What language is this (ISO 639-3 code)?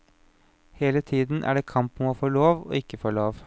nor